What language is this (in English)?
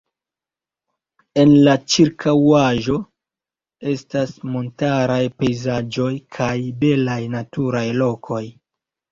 Esperanto